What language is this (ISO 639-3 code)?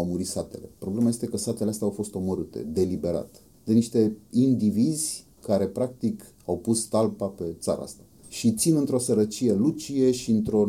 ron